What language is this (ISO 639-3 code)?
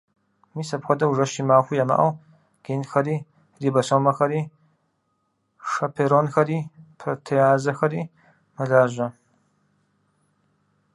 kbd